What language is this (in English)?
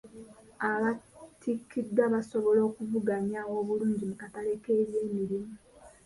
Ganda